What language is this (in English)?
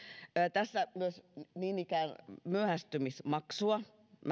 Finnish